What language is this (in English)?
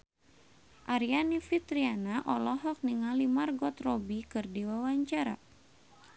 Sundanese